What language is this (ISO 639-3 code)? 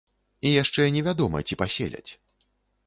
bel